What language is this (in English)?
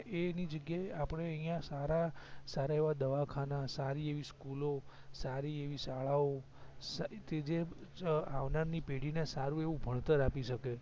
Gujarati